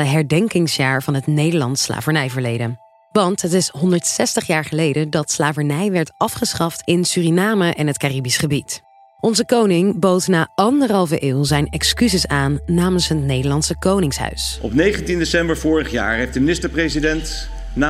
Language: Dutch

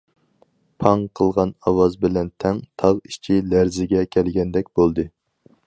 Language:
Uyghur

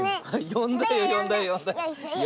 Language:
Japanese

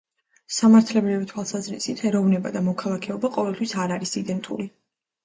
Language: Georgian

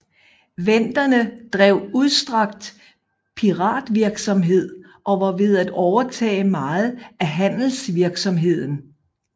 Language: Danish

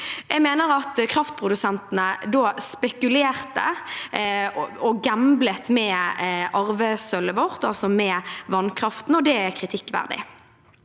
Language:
Norwegian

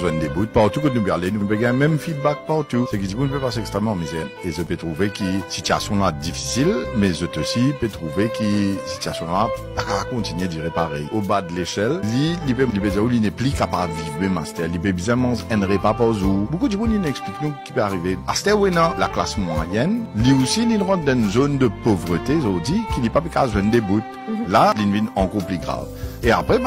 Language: French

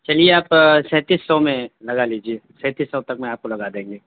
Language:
Urdu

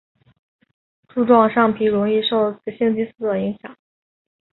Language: Chinese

